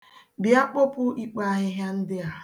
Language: Igbo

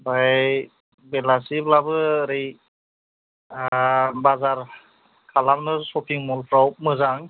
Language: Bodo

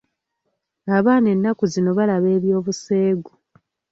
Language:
Ganda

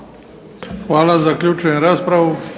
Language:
Croatian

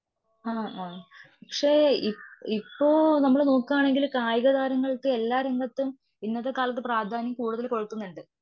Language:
Malayalam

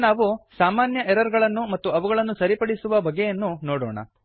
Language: Kannada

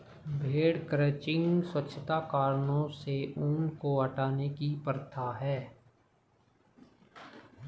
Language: Hindi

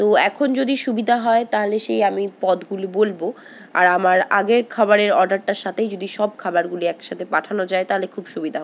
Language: Bangla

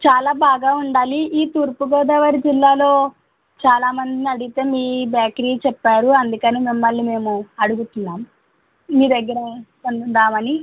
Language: Telugu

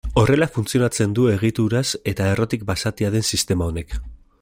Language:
Basque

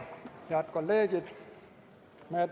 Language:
Estonian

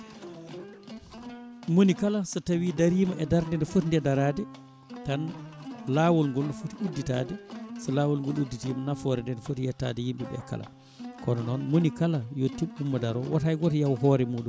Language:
Fula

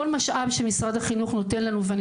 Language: Hebrew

